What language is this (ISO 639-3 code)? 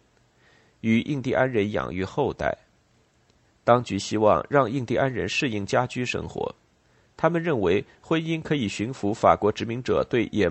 zho